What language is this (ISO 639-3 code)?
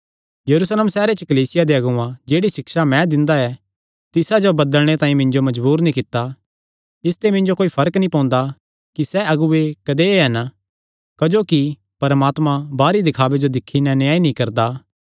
xnr